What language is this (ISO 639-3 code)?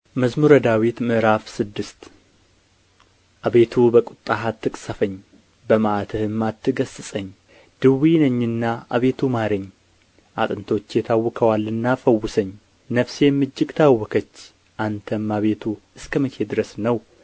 amh